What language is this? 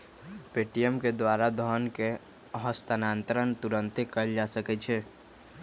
Magahi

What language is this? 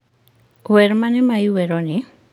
Luo (Kenya and Tanzania)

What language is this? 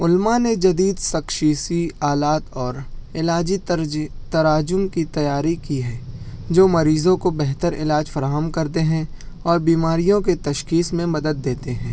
Urdu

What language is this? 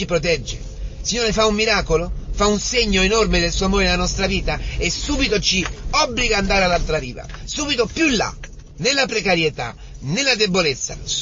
Italian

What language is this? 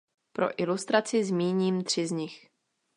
Czech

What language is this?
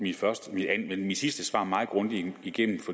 Danish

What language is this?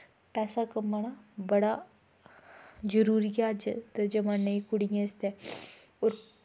Dogri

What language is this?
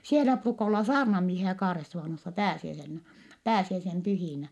Finnish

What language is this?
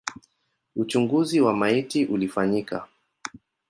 Swahili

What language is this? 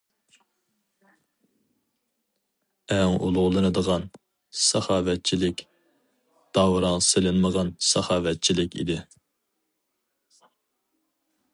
Uyghur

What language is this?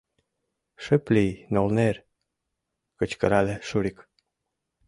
Mari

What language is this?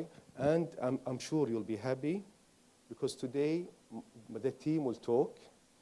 English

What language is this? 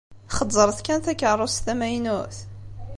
Kabyle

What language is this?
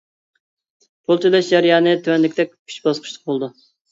Uyghur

